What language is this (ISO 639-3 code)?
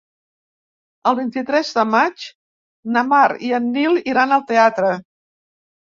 cat